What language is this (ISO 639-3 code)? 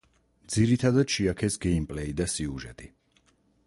kat